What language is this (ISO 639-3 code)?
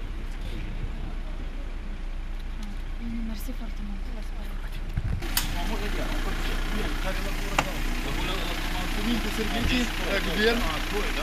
ron